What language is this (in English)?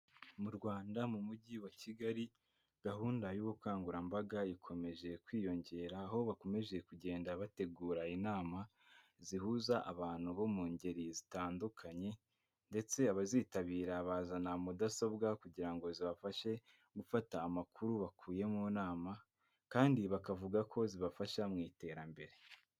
Kinyarwanda